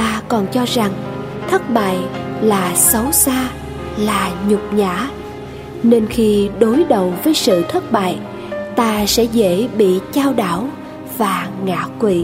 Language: Vietnamese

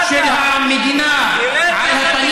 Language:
Hebrew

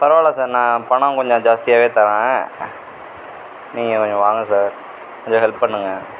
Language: Tamil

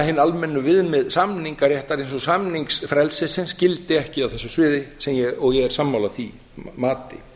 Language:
Icelandic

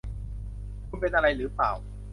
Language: Thai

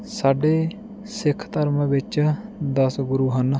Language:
Punjabi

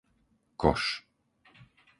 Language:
Slovak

